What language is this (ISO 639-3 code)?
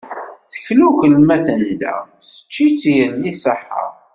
kab